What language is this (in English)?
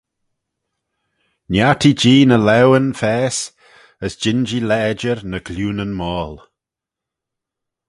Manx